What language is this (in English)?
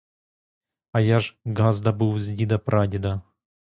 Ukrainian